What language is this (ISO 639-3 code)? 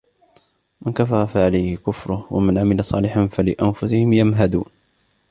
ara